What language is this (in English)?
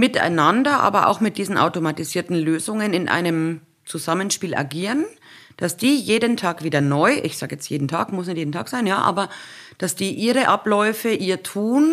German